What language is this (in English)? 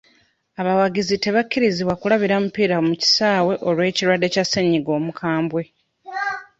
Ganda